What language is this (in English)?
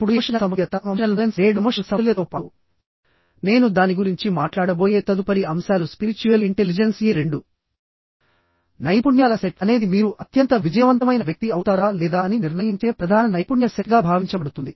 Telugu